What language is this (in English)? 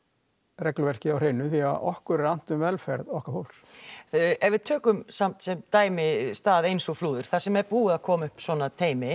Icelandic